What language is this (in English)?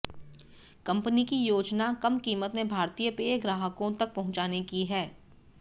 Hindi